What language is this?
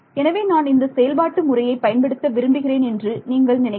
Tamil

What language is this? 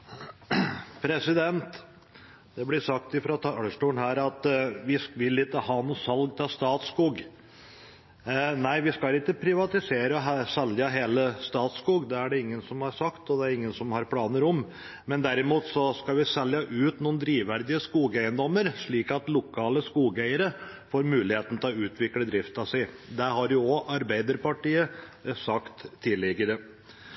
Norwegian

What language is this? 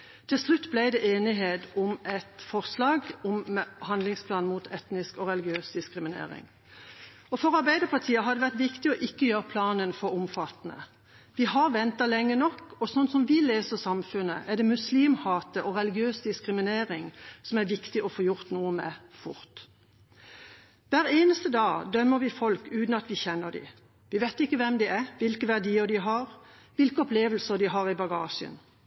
Norwegian Bokmål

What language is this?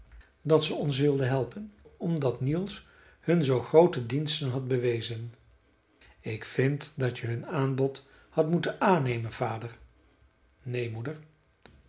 Dutch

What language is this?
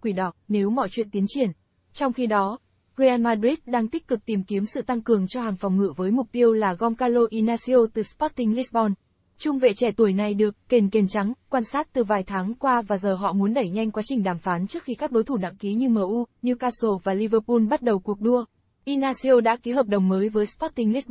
Vietnamese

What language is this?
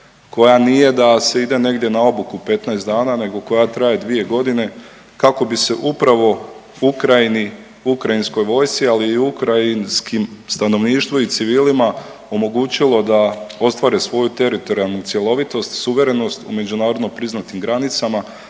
Croatian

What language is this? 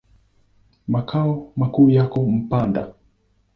Swahili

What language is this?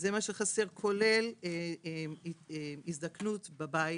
Hebrew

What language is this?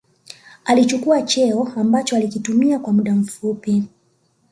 Swahili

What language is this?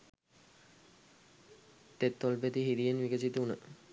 Sinhala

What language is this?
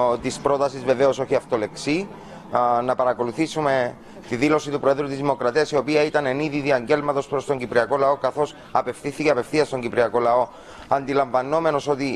Greek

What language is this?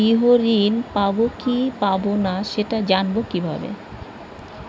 Bangla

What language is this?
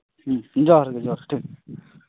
Santali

